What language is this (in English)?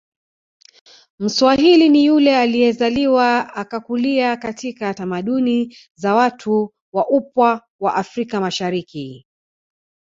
Swahili